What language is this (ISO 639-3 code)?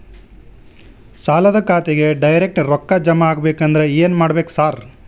kan